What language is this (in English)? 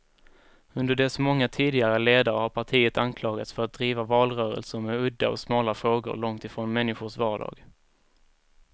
Swedish